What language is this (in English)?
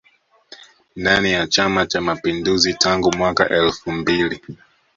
Swahili